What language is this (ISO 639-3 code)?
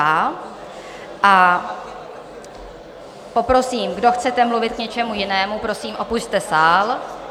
ces